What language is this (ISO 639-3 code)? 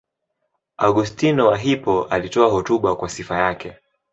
swa